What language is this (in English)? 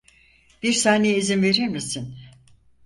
Turkish